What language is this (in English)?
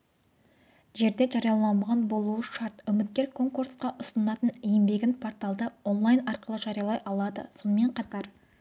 Kazakh